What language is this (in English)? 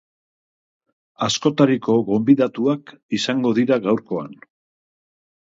Basque